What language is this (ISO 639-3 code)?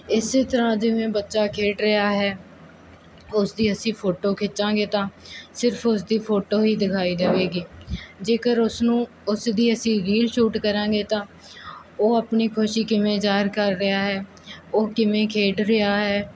pan